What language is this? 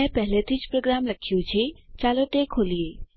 Gujarati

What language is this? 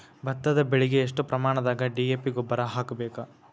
Kannada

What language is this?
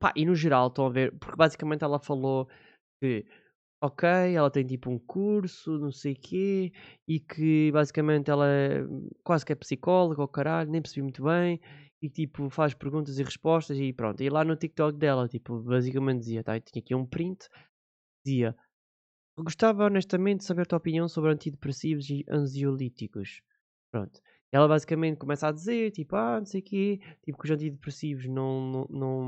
Portuguese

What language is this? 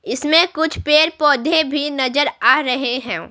Hindi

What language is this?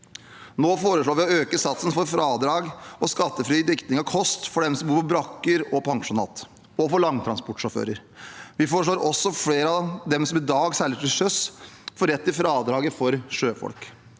Norwegian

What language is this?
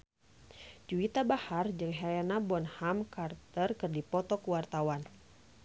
Sundanese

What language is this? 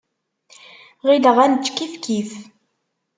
Kabyle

